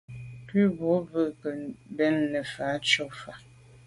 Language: Medumba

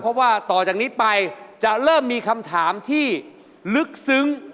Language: Thai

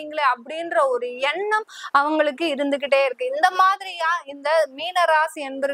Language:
Tamil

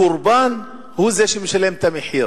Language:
Hebrew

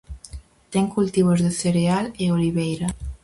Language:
Galician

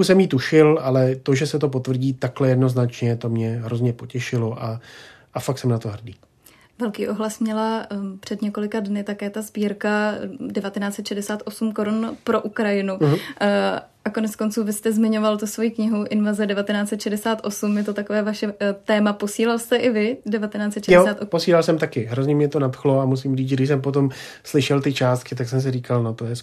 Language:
Czech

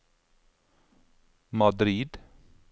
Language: Norwegian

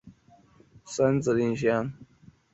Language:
Chinese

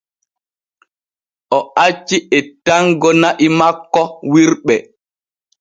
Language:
Borgu Fulfulde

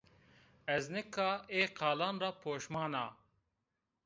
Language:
Zaza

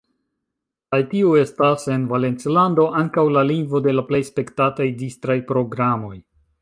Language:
Esperanto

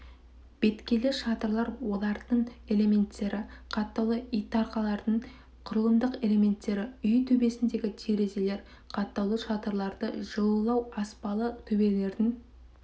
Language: Kazakh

